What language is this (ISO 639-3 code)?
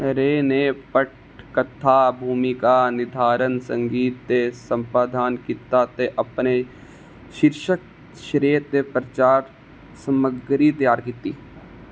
doi